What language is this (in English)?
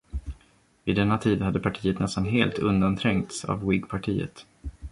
Swedish